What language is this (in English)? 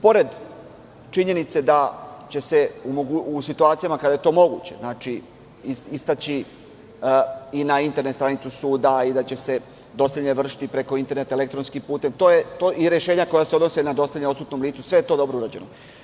Serbian